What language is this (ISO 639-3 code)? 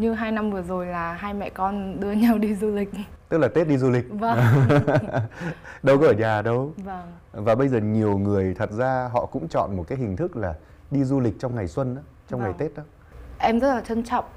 vie